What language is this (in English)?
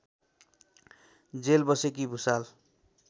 Nepali